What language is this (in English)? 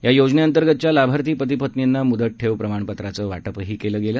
Marathi